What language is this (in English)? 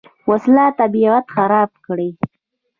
Pashto